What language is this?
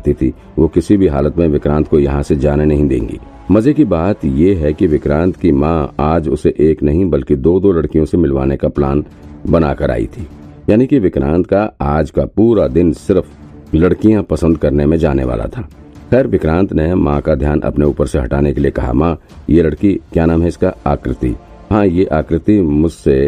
Hindi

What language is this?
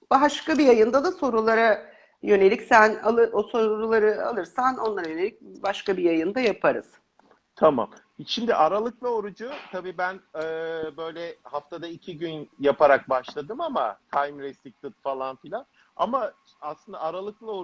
Turkish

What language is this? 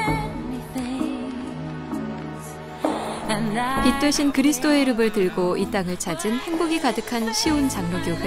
Korean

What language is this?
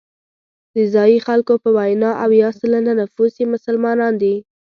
Pashto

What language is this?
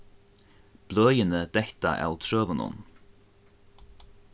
Faroese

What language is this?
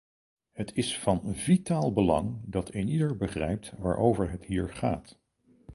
Dutch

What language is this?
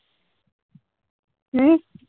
Punjabi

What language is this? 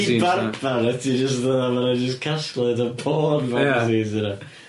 Welsh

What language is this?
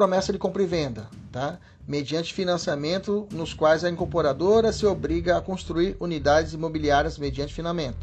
Portuguese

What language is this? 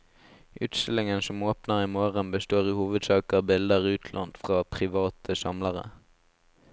Norwegian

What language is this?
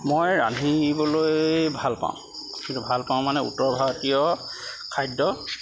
Assamese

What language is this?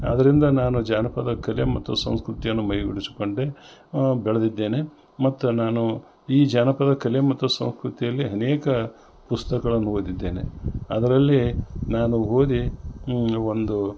Kannada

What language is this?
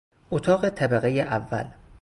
Persian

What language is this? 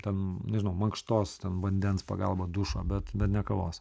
Lithuanian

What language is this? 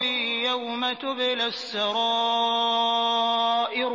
Arabic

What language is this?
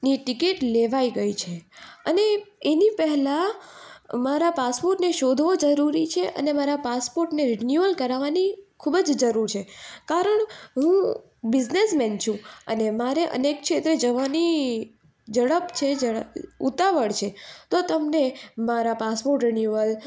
Gujarati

